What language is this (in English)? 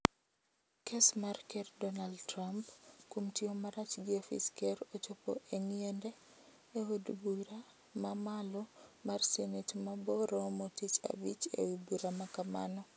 Luo (Kenya and Tanzania)